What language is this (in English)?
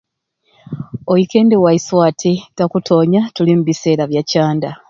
Ruuli